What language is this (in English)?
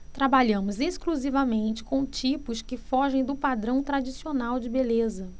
Portuguese